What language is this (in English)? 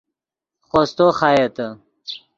Yidgha